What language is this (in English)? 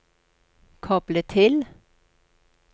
Norwegian